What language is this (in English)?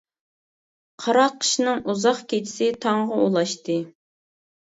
Uyghur